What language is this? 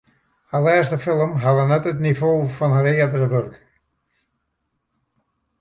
Western Frisian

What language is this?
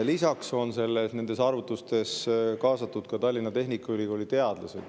Estonian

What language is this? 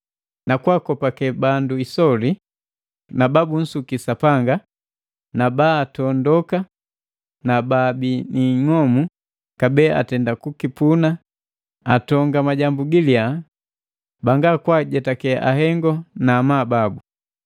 Matengo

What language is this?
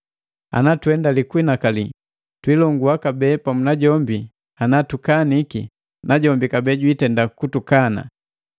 Matengo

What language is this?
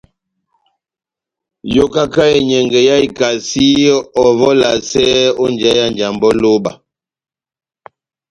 Batanga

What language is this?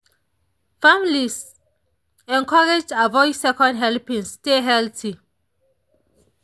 Nigerian Pidgin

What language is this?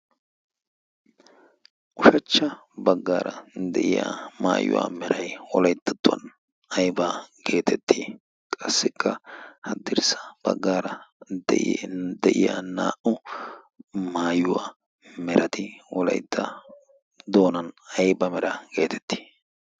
Wolaytta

